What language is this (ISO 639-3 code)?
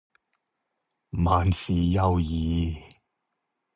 yue